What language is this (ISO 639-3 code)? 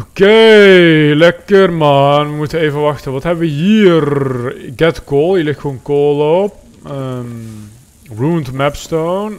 nld